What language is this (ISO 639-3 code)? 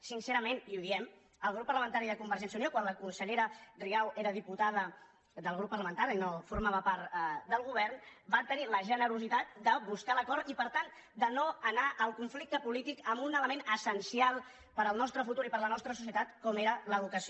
cat